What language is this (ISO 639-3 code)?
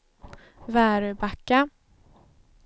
swe